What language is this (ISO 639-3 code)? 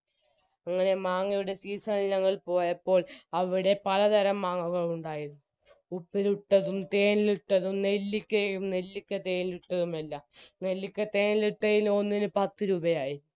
mal